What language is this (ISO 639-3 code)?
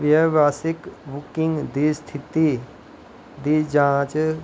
doi